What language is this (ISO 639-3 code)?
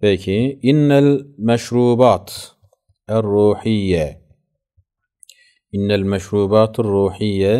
tur